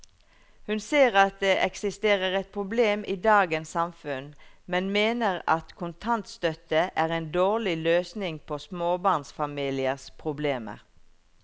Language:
Norwegian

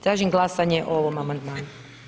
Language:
Croatian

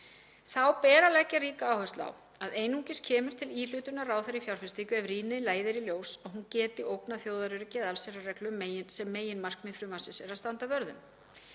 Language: Icelandic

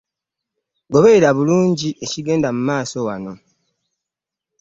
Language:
Ganda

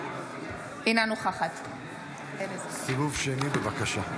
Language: Hebrew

